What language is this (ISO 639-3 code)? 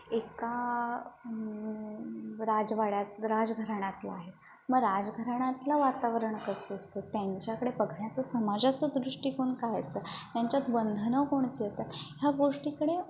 mar